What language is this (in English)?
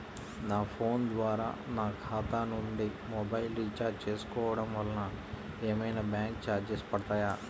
Telugu